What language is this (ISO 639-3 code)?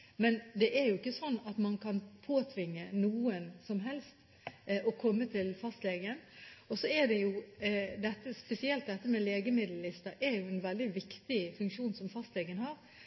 nob